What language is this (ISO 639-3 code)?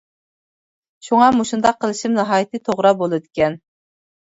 uig